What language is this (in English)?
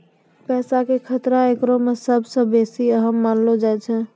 Maithili